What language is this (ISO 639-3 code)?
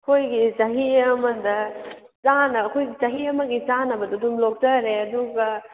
mni